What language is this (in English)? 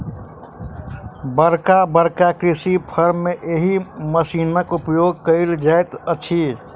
Maithili